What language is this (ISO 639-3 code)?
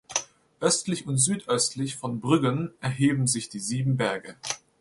deu